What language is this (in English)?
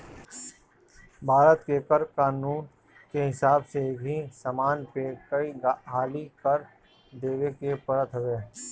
Bhojpuri